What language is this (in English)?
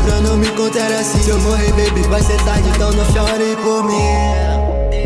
Arabic